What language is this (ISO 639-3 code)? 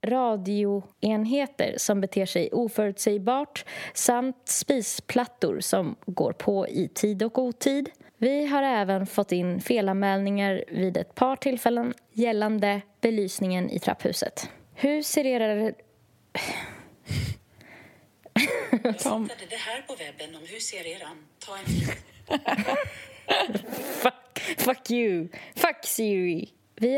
swe